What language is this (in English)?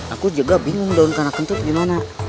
Indonesian